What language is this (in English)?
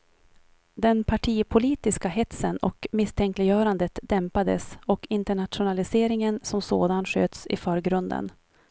Swedish